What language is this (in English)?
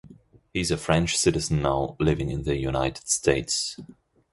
English